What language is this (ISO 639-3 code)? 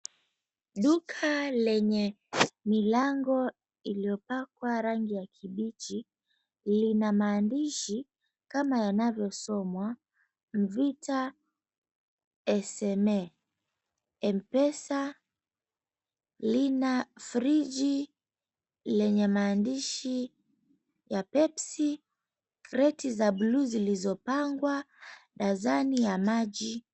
swa